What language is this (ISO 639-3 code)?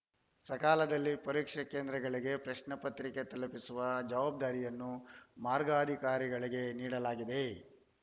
kan